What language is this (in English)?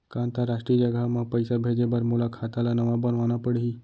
Chhattisgarhi